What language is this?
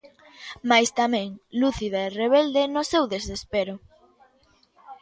Galician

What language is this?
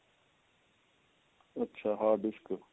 Punjabi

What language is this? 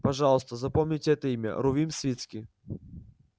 Russian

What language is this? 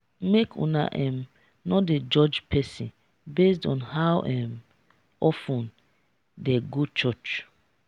Nigerian Pidgin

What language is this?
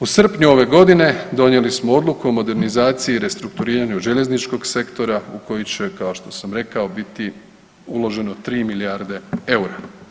Croatian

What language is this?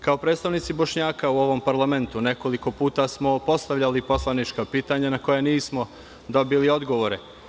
Serbian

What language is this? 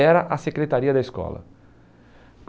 Portuguese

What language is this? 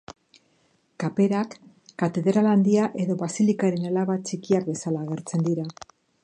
Basque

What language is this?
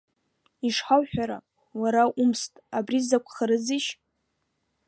Abkhazian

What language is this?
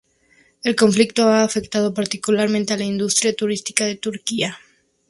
Spanish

